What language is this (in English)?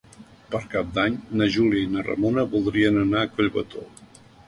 Catalan